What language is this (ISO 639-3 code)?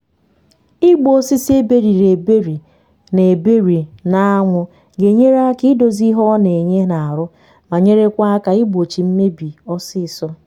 ibo